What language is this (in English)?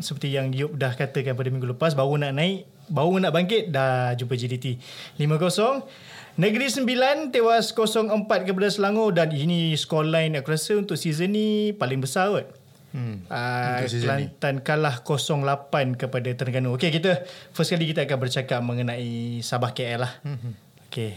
Malay